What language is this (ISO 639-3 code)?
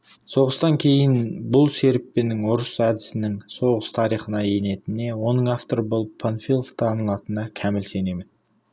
kaz